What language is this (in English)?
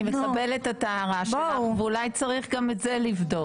Hebrew